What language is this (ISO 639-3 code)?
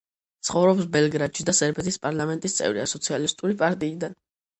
kat